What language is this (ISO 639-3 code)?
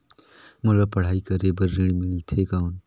hne